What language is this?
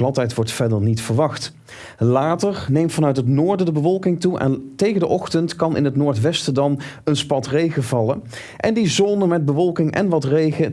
Dutch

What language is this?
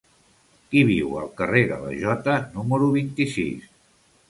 Catalan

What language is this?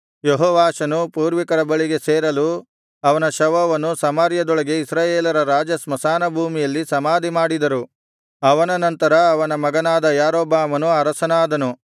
Kannada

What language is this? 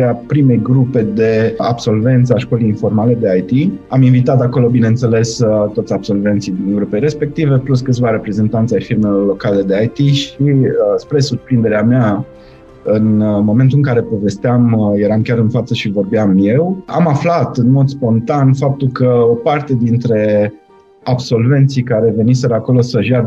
Romanian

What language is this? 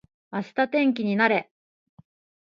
Japanese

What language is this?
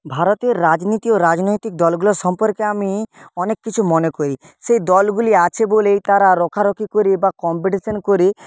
Bangla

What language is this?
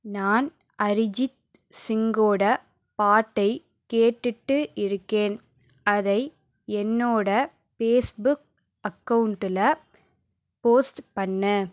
Tamil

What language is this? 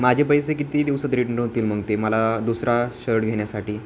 Marathi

